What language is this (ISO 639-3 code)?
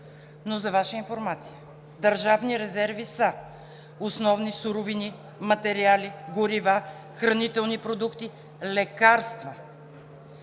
bul